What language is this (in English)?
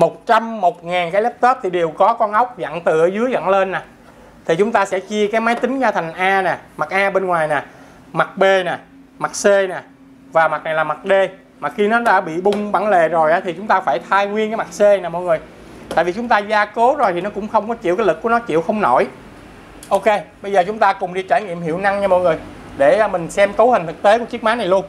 Vietnamese